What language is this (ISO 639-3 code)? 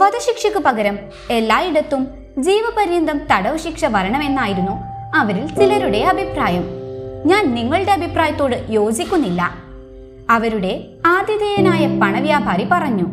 mal